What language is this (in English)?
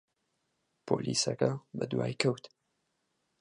Central Kurdish